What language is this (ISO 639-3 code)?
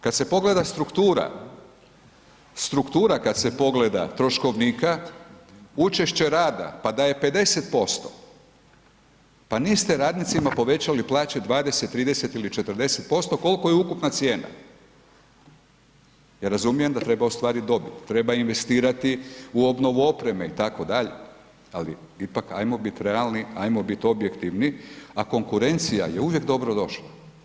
hrv